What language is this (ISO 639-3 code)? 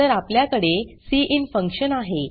mar